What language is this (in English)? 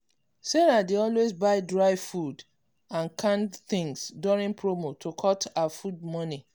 Nigerian Pidgin